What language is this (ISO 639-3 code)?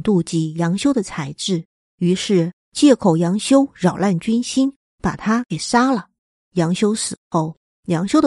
zho